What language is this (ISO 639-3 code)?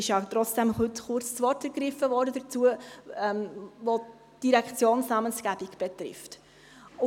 gsw